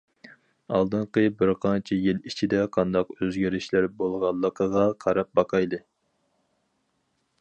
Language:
Uyghur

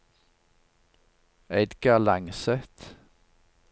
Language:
Norwegian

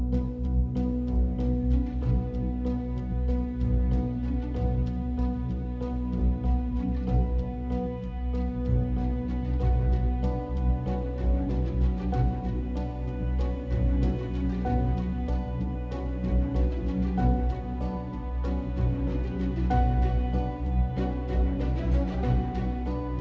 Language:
Indonesian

